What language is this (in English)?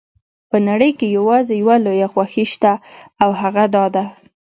Pashto